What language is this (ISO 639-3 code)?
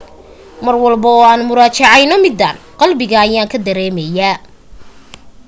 som